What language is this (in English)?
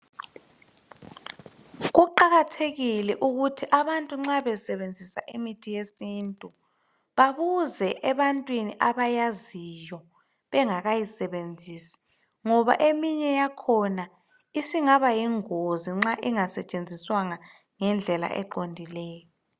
North Ndebele